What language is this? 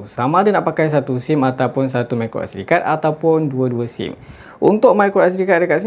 Malay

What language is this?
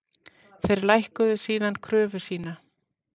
Icelandic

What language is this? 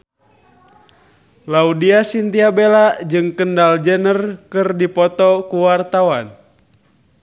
Sundanese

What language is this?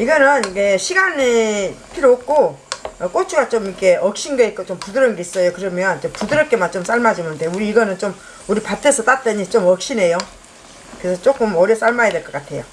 Korean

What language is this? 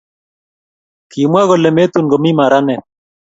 Kalenjin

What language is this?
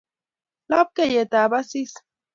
Kalenjin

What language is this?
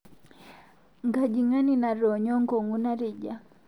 Masai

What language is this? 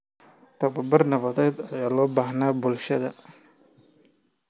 Somali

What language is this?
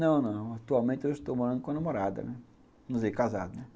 Portuguese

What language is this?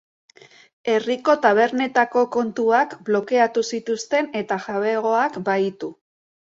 Basque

